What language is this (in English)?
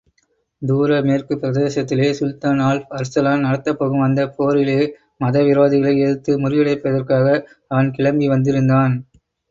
Tamil